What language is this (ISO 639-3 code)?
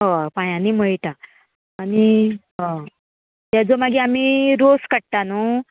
kok